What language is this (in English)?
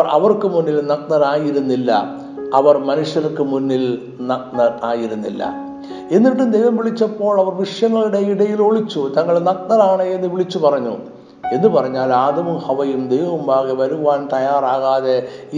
Malayalam